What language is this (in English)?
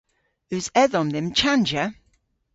Cornish